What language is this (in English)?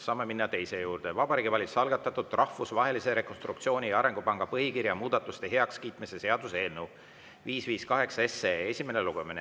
Estonian